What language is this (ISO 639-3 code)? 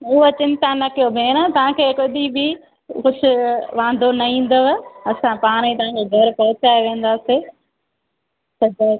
snd